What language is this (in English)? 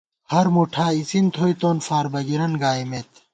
Gawar-Bati